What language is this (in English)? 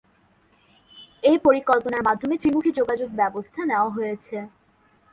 Bangla